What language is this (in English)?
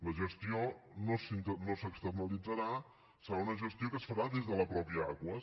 Catalan